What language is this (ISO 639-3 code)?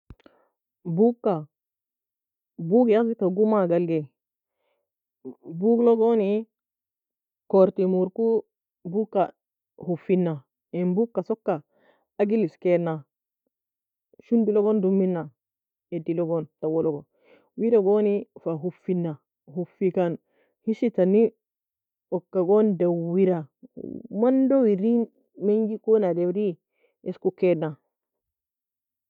fia